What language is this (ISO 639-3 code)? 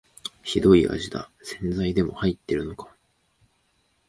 jpn